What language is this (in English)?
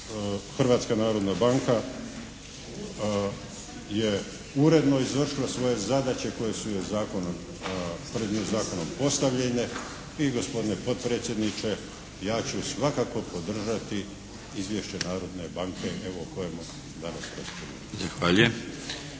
Croatian